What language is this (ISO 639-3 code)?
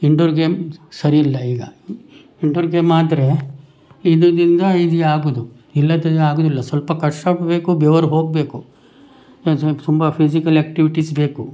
kan